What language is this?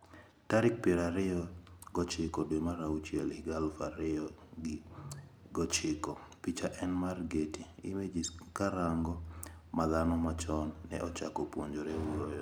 Luo (Kenya and Tanzania)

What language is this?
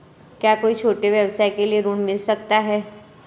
Hindi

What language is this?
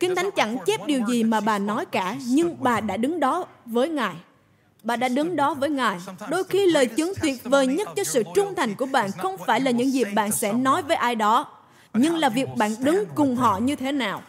Vietnamese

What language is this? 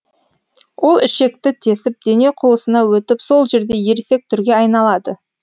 Kazakh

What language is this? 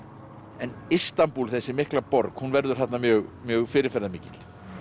Icelandic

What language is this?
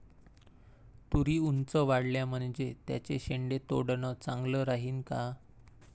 Marathi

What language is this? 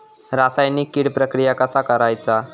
Marathi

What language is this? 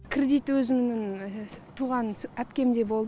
Kazakh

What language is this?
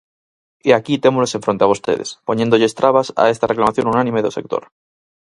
Galician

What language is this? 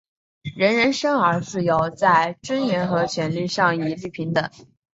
Chinese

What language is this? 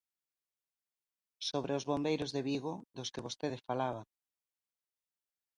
Galician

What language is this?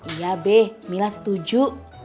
Indonesian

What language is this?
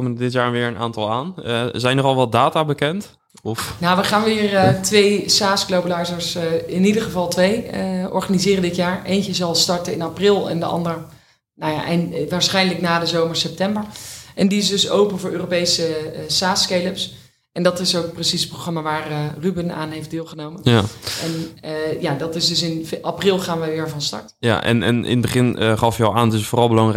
Dutch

